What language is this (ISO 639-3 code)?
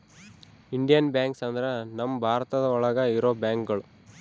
kan